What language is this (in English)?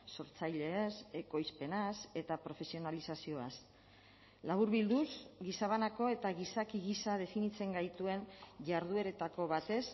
Basque